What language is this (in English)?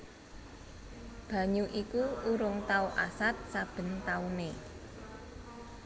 Javanese